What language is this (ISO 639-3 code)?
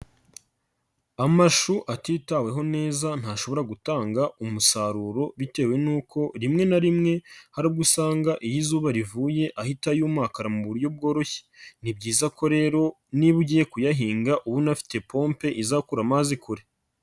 kin